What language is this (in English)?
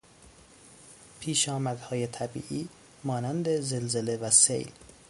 Persian